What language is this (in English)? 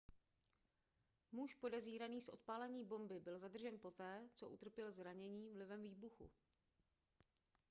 Czech